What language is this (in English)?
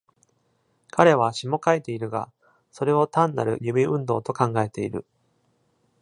Japanese